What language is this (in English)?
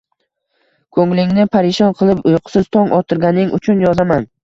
Uzbek